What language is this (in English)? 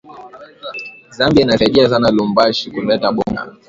Swahili